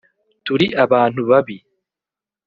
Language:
Kinyarwanda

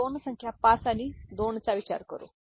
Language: Marathi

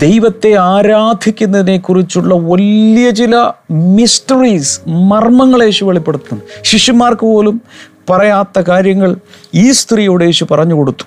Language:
Malayalam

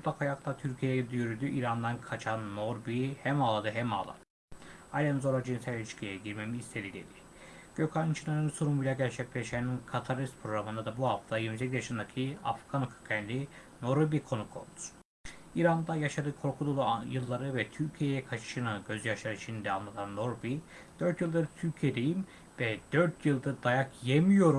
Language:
Turkish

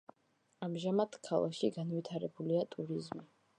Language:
Georgian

